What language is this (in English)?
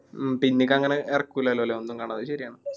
Malayalam